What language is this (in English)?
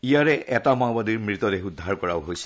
Assamese